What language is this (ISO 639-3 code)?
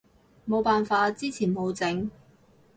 yue